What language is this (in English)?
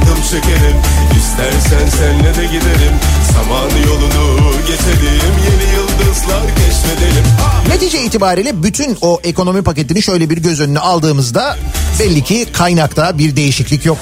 Turkish